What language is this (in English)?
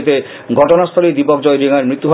Bangla